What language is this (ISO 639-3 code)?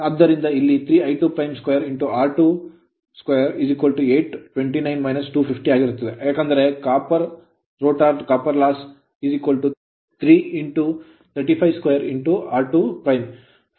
kan